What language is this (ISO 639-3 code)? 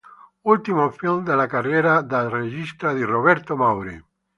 ita